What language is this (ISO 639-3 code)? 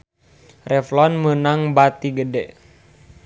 sun